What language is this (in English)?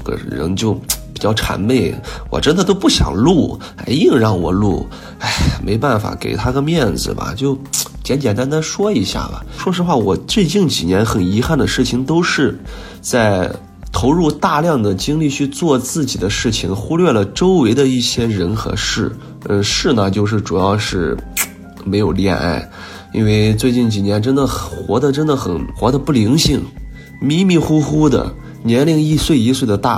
Chinese